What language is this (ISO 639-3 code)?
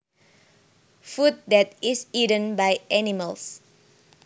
jav